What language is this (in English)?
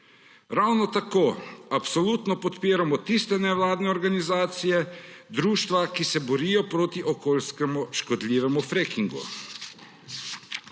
Slovenian